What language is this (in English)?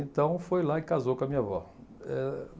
Portuguese